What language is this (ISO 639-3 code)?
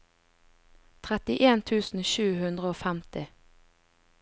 nor